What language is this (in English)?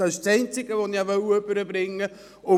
Swiss German